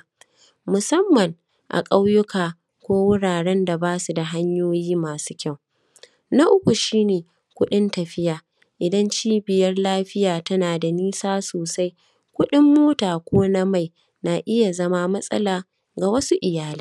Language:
Hausa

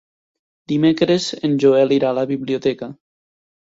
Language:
Catalan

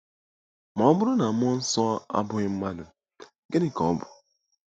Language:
Igbo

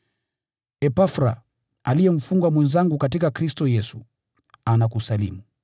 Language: Swahili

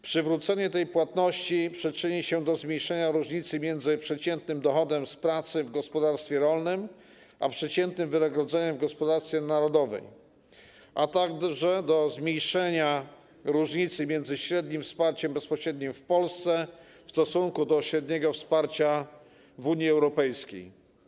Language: Polish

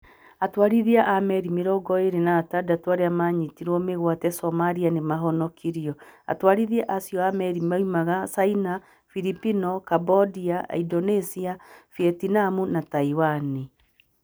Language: Kikuyu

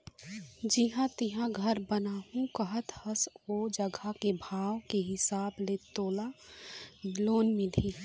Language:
Chhattisgarhi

